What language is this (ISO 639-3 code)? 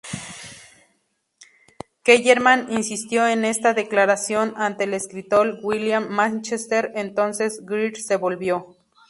spa